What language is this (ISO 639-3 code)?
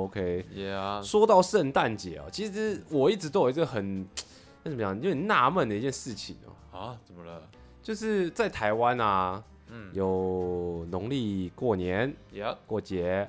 zho